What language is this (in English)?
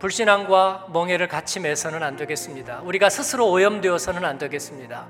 Korean